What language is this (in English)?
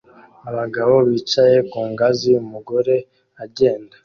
Kinyarwanda